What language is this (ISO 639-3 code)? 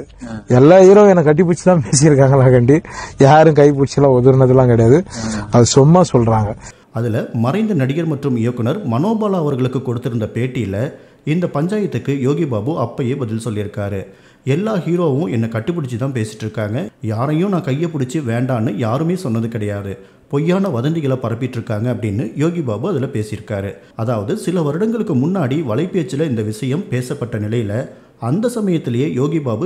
tam